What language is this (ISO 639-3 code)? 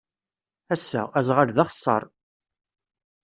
kab